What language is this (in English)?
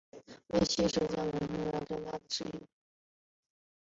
Chinese